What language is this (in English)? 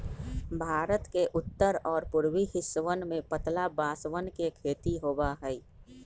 Magahi